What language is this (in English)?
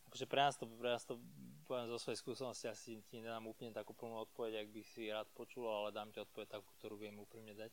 Slovak